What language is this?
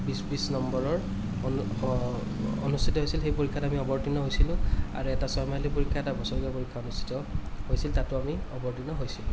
Assamese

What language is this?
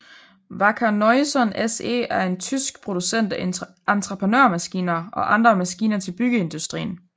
Danish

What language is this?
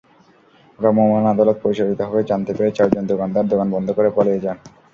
Bangla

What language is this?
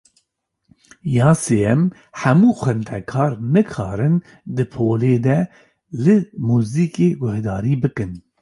Kurdish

